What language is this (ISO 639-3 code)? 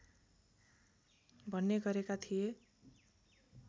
nep